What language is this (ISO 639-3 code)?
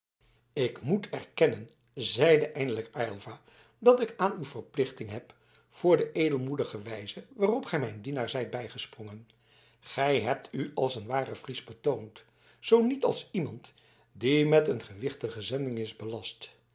nld